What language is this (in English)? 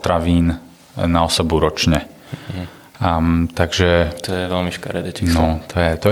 Slovak